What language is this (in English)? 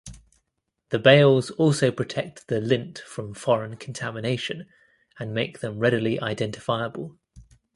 English